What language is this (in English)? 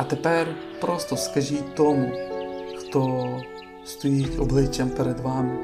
Ukrainian